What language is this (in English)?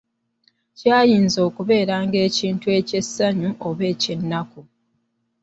Ganda